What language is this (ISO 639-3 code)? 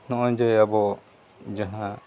sat